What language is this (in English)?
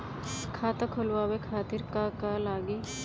Bhojpuri